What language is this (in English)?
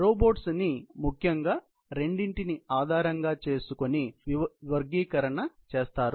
Telugu